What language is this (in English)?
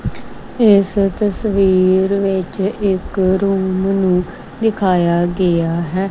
Punjabi